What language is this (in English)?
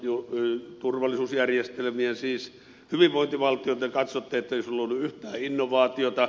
Finnish